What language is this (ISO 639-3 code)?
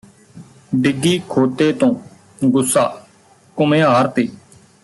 pan